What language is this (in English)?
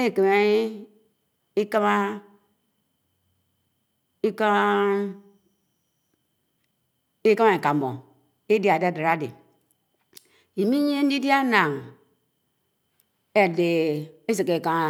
Anaang